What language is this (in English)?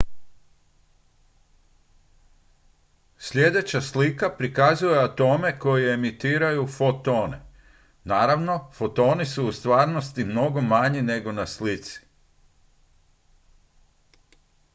Croatian